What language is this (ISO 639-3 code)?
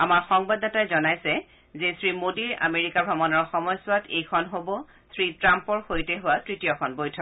asm